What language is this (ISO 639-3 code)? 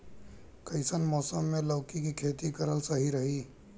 bho